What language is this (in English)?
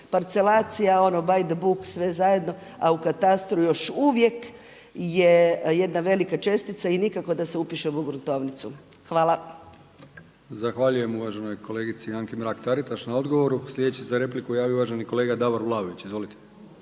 Croatian